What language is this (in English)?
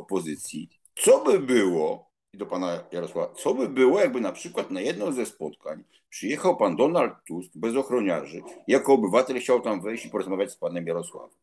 Polish